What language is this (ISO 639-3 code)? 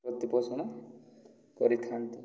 ori